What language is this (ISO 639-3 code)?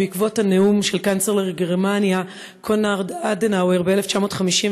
heb